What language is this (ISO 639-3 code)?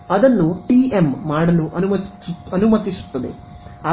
kan